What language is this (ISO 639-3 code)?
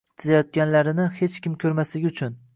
uzb